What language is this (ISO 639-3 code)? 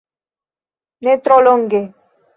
epo